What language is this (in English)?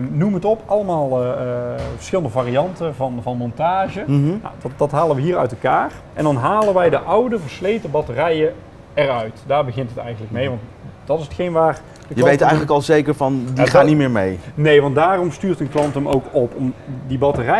Dutch